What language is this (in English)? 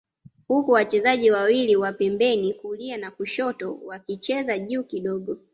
Swahili